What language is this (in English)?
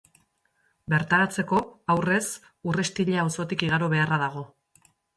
Basque